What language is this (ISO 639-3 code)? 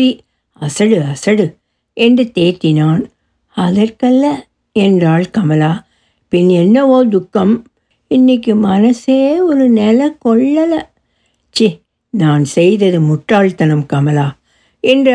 tam